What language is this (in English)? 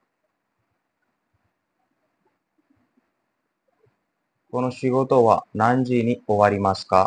Japanese